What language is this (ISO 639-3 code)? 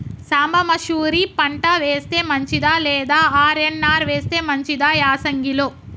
tel